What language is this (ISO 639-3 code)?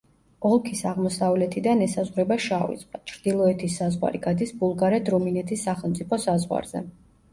kat